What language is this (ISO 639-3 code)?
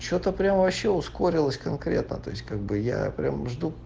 rus